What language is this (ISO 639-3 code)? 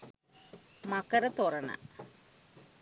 sin